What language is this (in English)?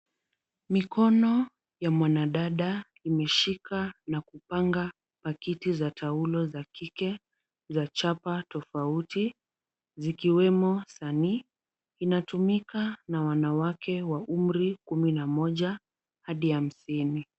Swahili